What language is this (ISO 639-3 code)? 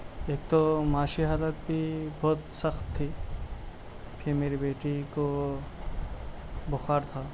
urd